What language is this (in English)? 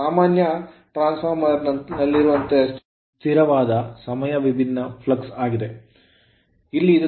Kannada